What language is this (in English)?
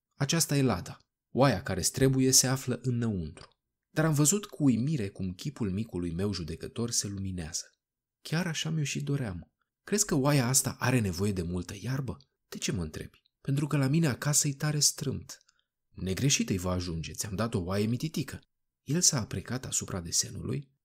Romanian